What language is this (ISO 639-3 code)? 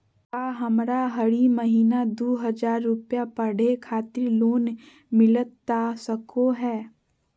mag